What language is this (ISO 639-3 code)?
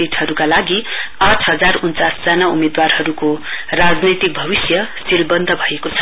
nep